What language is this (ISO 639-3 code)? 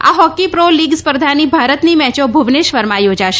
guj